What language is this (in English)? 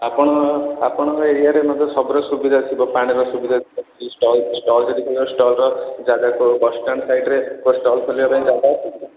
Odia